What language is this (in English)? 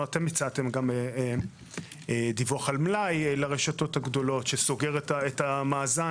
Hebrew